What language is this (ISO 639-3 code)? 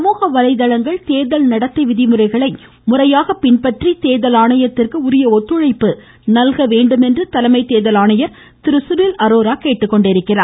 tam